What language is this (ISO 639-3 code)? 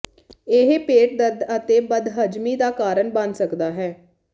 pan